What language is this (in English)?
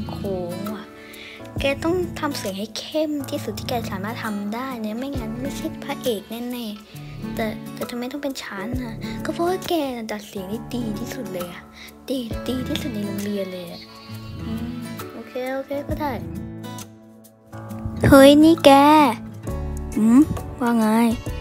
Thai